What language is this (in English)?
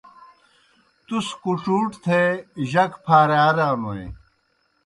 Kohistani Shina